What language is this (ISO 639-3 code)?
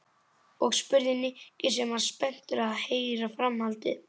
isl